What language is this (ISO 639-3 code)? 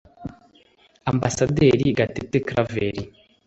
kin